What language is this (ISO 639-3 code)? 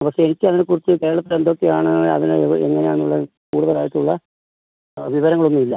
mal